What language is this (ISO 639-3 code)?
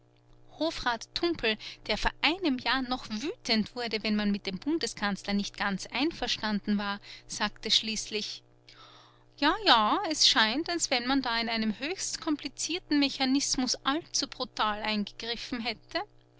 deu